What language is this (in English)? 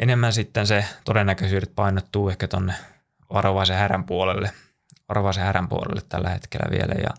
Finnish